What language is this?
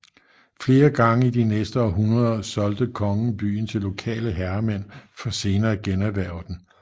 Danish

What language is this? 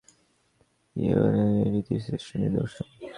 Bangla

